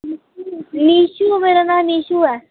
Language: Dogri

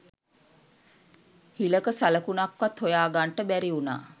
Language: Sinhala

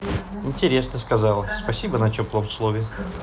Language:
Russian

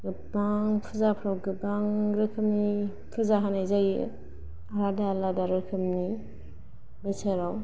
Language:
Bodo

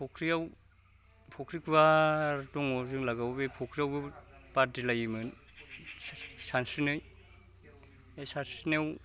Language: Bodo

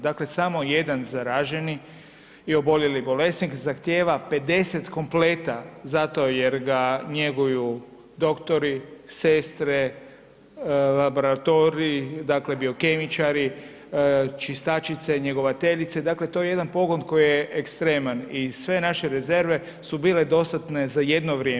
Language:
Croatian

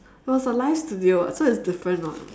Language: English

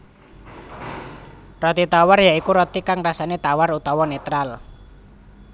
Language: Javanese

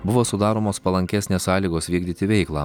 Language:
Lithuanian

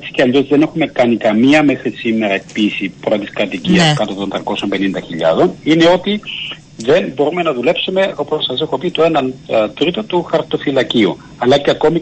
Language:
Greek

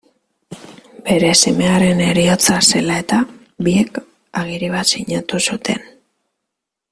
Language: Basque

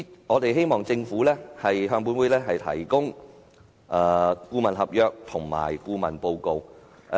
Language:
Cantonese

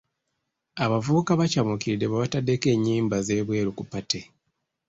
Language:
Ganda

